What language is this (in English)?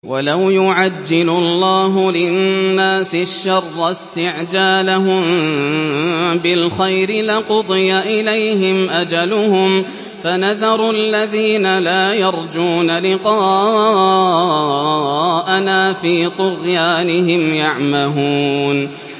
Arabic